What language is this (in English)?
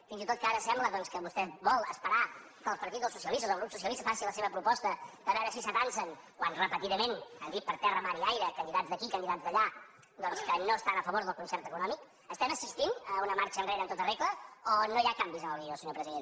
Catalan